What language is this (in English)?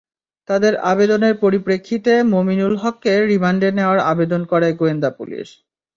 Bangla